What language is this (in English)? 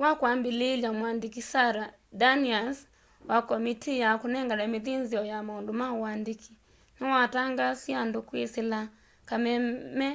Kamba